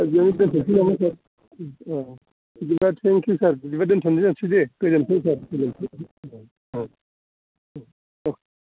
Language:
Bodo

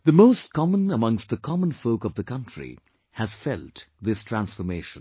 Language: English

